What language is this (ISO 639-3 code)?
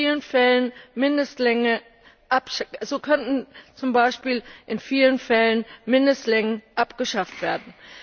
deu